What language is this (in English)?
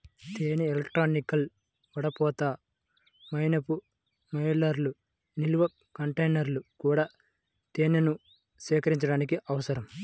Telugu